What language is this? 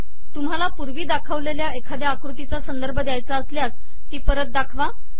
Marathi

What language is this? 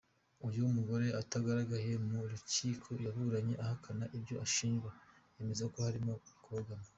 Kinyarwanda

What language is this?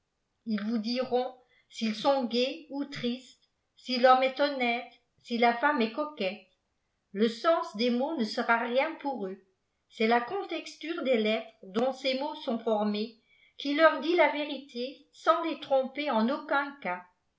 French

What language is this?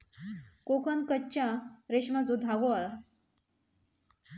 Marathi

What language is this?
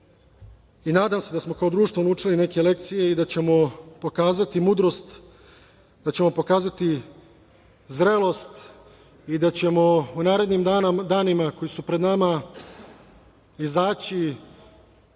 Serbian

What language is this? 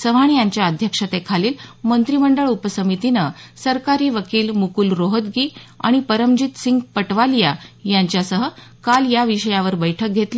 Marathi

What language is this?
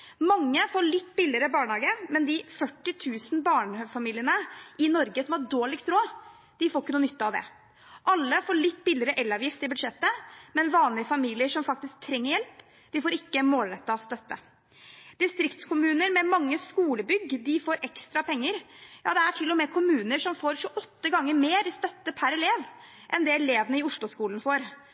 Norwegian Bokmål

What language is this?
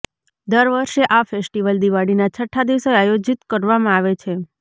Gujarati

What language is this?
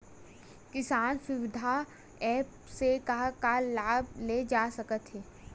Chhattisgarhi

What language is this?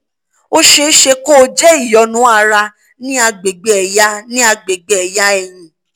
Yoruba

